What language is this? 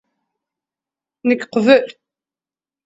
Kabyle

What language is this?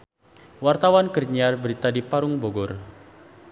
Sundanese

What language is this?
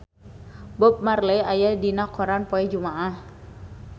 Sundanese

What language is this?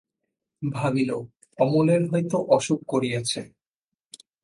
Bangla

